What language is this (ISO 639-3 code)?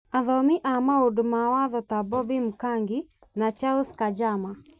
kik